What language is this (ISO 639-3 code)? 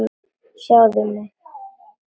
isl